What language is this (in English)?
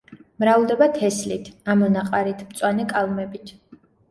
Georgian